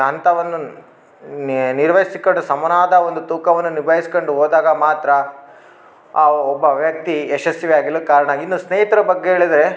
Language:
Kannada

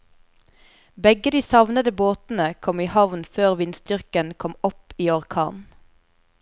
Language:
Norwegian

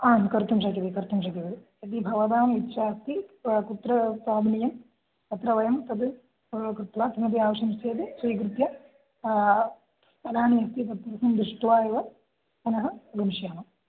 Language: Sanskrit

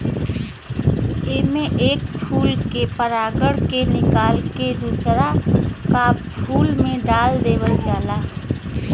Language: Bhojpuri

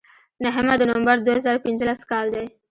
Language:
Pashto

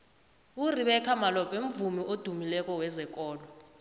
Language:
South Ndebele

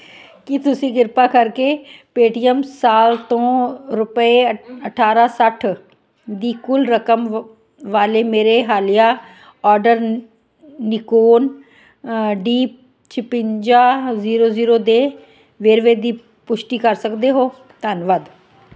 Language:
Punjabi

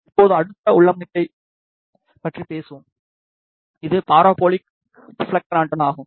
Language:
Tamil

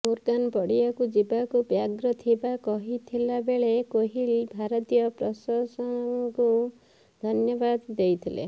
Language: Odia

